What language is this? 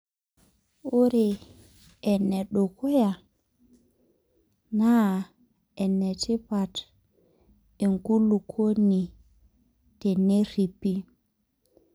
Masai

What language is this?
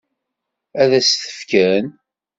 Kabyle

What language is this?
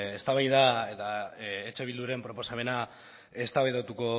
Basque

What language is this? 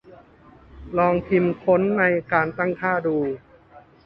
Thai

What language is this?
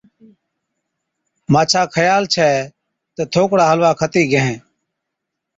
Od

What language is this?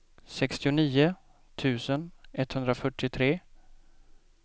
Swedish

